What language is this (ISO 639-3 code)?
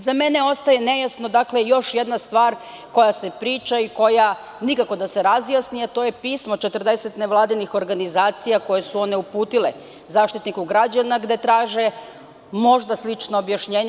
srp